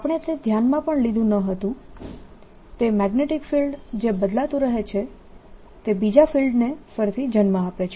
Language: Gujarati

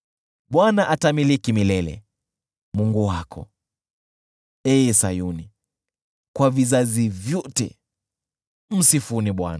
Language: Swahili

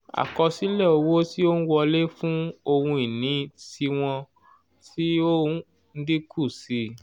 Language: Yoruba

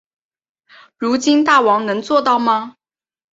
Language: Chinese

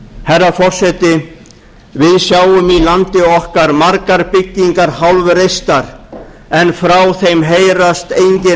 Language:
Icelandic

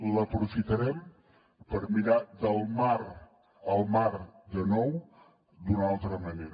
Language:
Catalan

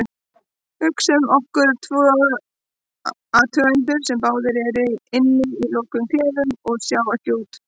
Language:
Icelandic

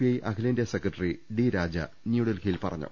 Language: Malayalam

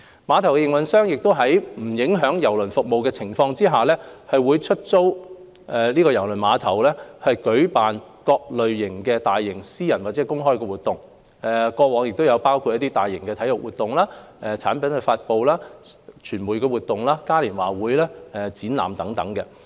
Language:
Cantonese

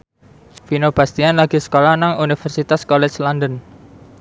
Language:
Javanese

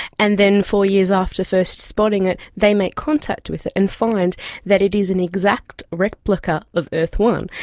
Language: English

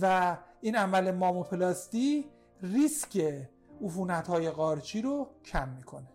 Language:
Persian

